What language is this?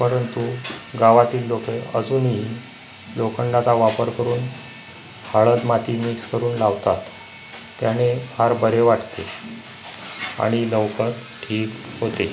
Marathi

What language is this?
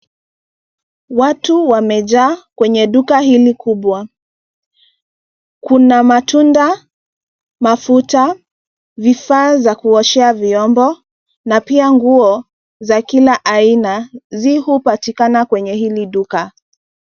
Swahili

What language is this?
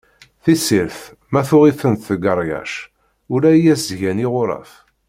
Kabyle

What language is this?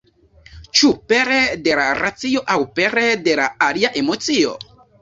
Esperanto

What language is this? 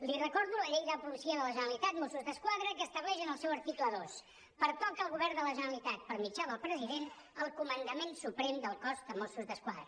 Catalan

